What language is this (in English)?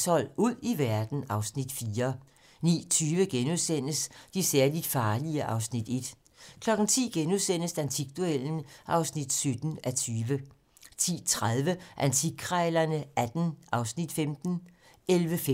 Danish